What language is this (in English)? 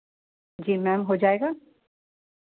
Hindi